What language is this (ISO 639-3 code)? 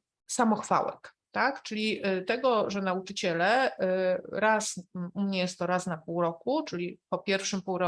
pol